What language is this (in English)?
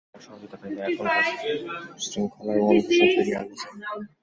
Bangla